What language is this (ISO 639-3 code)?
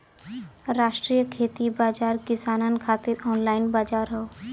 bho